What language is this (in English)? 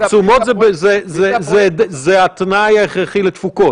Hebrew